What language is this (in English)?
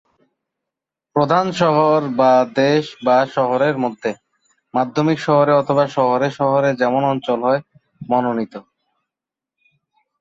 Bangla